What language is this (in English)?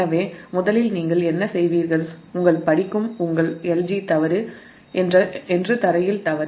Tamil